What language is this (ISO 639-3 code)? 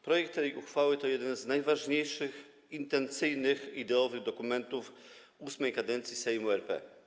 pol